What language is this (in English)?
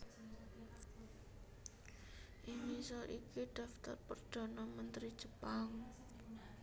Javanese